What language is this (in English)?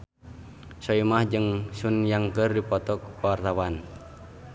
Sundanese